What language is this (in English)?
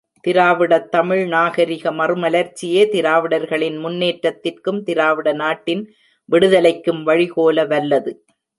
Tamil